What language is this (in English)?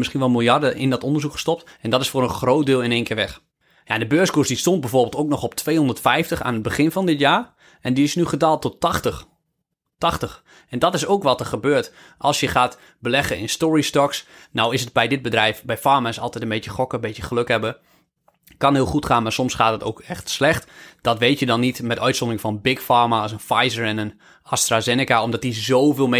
Dutch